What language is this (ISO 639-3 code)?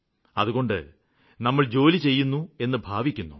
mal